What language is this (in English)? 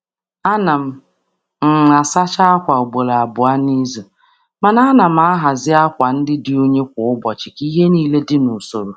Igbo